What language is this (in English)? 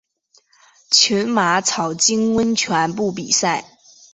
Chinese